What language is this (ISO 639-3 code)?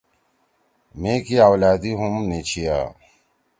trw